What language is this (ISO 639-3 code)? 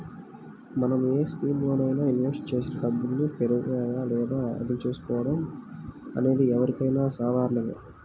tel